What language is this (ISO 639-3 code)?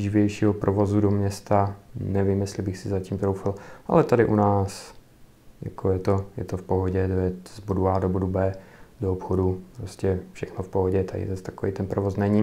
ces